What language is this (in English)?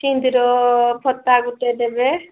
Odia